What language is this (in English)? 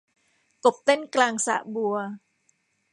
Thai